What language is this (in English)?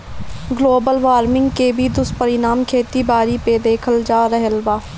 Bhojpuri